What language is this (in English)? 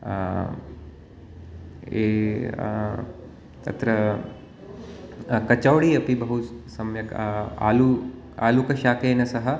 Sanskrit